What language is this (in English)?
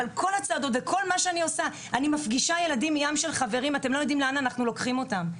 Hebrew